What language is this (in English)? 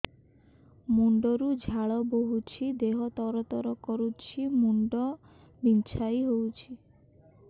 Odia